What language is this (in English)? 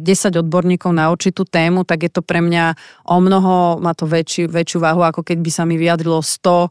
Slovak